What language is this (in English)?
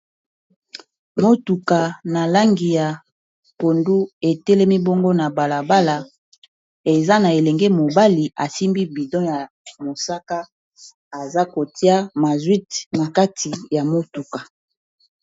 Lingala